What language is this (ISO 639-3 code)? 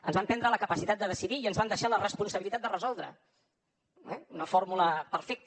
cat